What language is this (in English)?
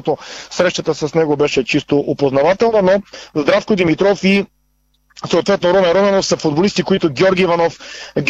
Bulgarian